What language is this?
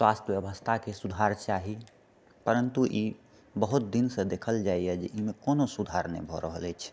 Maithili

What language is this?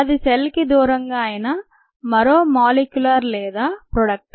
Telugu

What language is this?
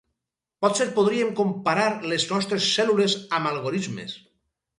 Catalan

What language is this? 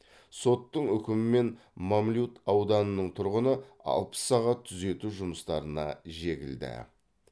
Kazakh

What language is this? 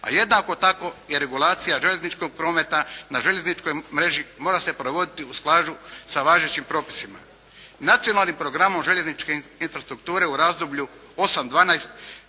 Croatian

